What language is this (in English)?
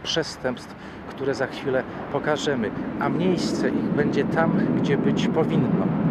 Polish